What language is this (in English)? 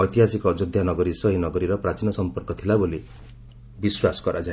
Odia